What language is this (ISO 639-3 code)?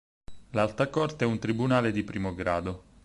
ita